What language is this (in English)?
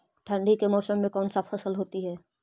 Magahi